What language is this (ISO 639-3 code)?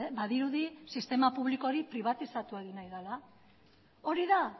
eus